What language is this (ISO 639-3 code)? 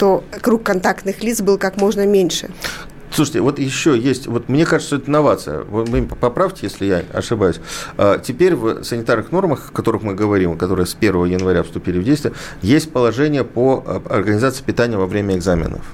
rus